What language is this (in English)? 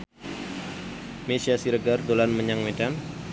Javanese